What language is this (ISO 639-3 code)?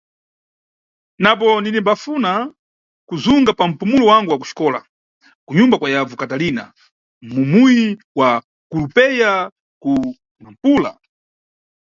nyu